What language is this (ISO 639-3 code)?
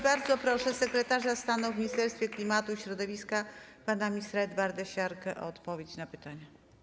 pol